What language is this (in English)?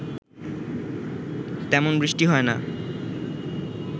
Bangla